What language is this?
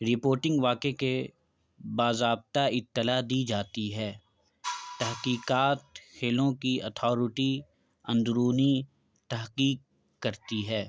Urdu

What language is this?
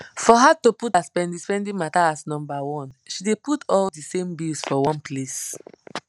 Nigerian Pidgin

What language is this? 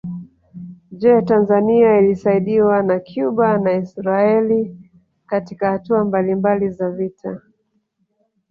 Swahili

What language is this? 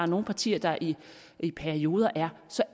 Danish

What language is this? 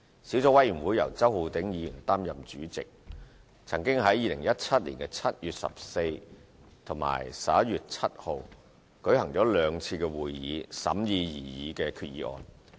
Cantonese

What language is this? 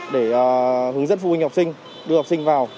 Vietnamese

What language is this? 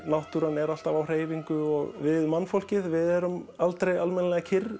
Icelandic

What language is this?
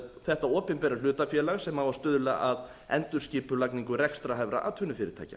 Icelandic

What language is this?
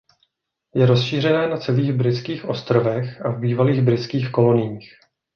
Czech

